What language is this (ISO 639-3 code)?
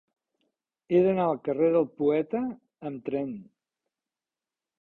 cat